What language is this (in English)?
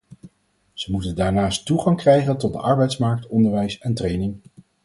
Dutch